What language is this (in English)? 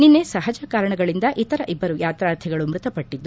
Kannada